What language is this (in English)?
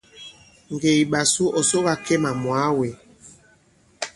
Bankon